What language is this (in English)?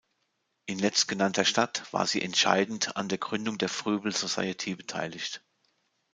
German